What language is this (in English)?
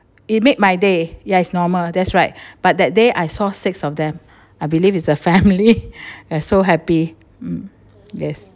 English